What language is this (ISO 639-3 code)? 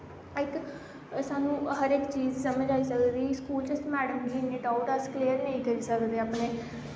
doi